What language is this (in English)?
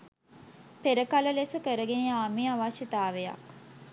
Sinhala